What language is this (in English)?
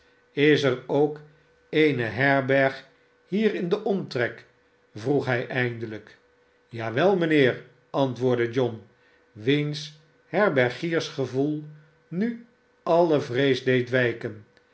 Dutch